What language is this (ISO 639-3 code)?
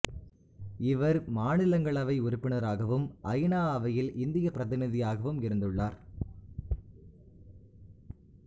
tam